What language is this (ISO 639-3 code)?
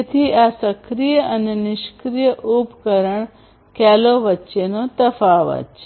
guj